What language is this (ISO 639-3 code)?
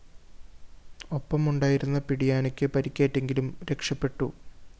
mal